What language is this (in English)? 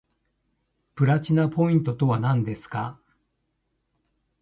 Japanese